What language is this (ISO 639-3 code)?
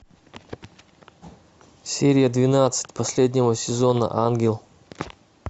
rus